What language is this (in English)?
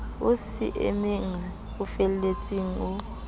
Southern Sotho